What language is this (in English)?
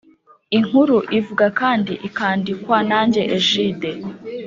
Kinyarwanda